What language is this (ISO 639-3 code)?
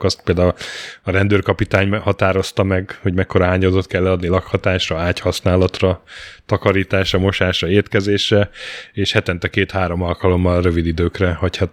hun